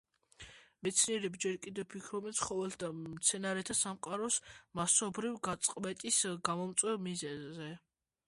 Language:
Georgian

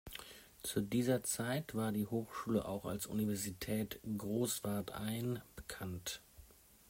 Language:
German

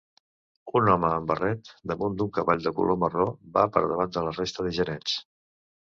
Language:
Catalan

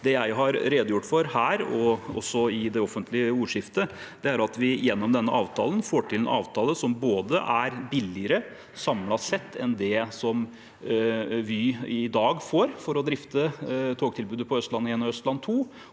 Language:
Norwegian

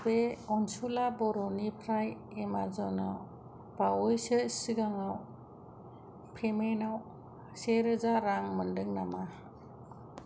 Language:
Bodo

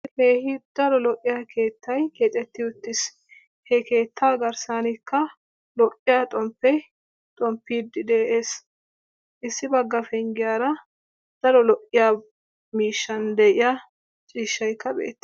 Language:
Wolaytta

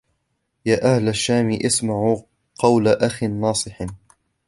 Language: Arabic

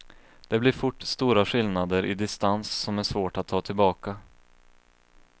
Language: Swedish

